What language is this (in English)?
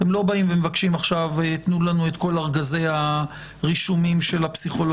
Hebrew